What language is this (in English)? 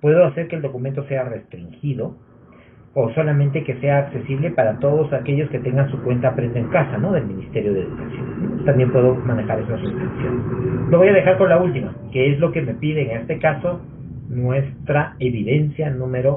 Spanish